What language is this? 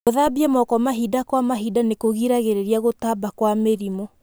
Kikuyu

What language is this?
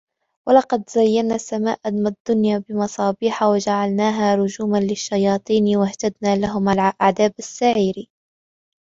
Arabic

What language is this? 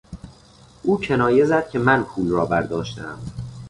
Persian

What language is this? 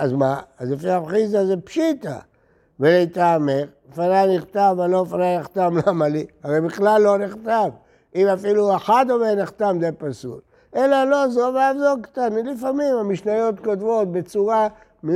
Hebrew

